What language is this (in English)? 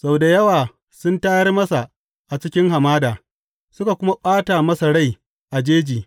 Hausa